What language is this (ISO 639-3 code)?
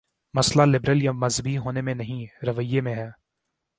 urd